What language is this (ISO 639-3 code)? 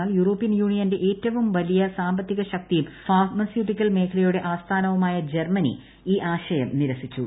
mal